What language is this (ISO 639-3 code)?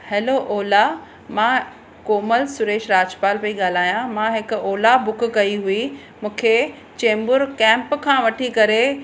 snd